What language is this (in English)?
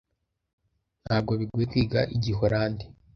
Kinyarwanda